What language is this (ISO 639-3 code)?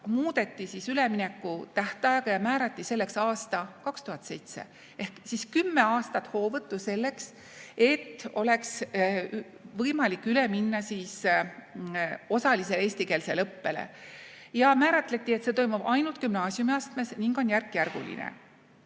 est